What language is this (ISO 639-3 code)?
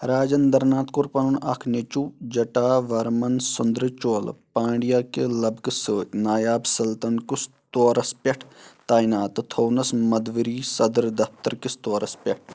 kas